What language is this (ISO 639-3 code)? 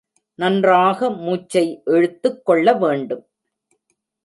tam